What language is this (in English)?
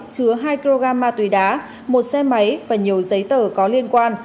Vietnamese